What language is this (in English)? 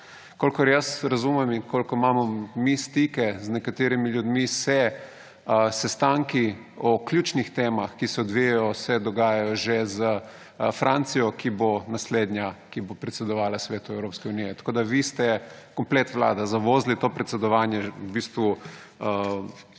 Slovenian